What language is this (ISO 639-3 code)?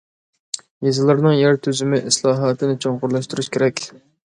uig